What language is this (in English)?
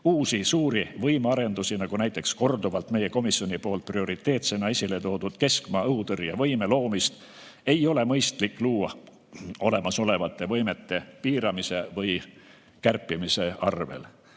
Estonian